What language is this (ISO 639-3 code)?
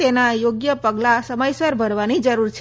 guj